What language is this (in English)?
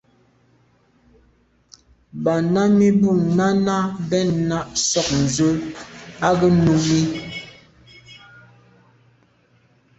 Medumba